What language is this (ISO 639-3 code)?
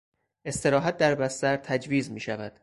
fas